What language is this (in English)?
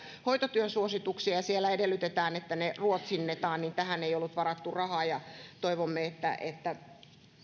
Finnish